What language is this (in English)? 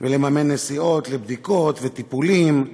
Hebrew